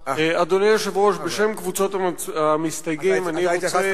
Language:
Hebrew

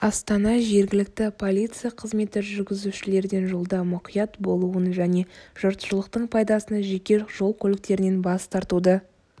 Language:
Kazakh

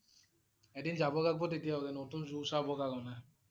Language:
Assamese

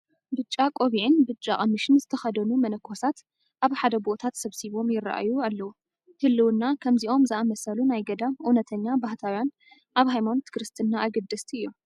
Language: Tigrinya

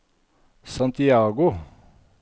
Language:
Norwegian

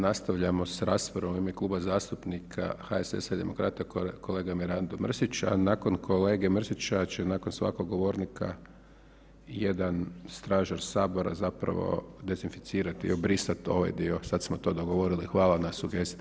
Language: Croatian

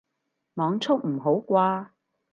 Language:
Cantonese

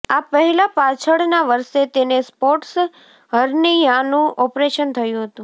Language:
Gujarati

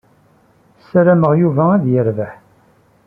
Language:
Kabyle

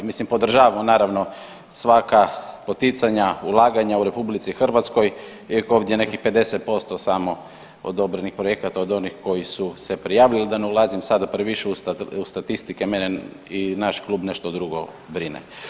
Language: Croatian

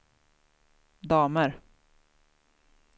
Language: Swedish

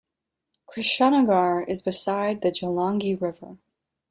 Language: English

